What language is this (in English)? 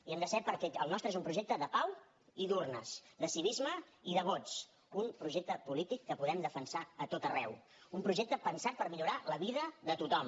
Catalan